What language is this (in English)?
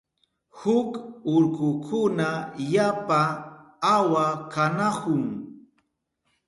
Southern Pastaza Quechua